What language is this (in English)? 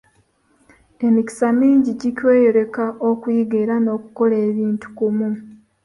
Ganda